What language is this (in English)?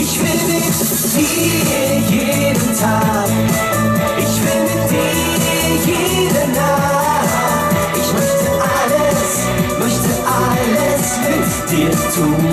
Romanian